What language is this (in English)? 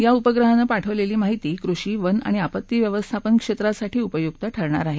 Marathi